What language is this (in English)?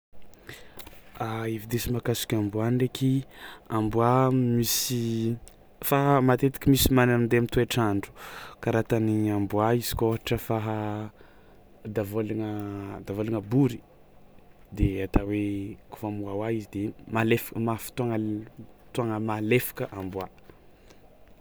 Tsimihety Malagasy